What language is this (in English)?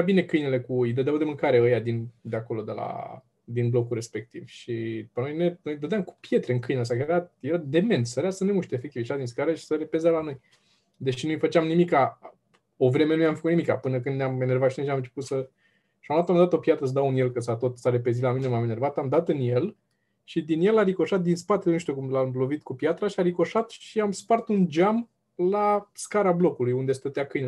Romanian